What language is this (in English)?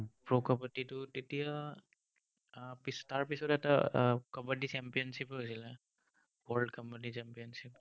Assamese